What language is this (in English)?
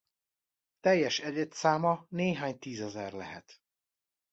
Hungarian